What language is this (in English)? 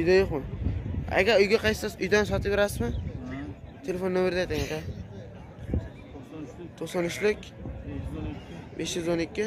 Turkish